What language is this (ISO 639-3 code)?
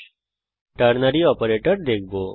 ben